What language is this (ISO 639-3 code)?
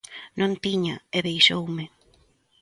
glg